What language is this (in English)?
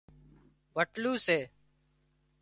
Wadiyara Koli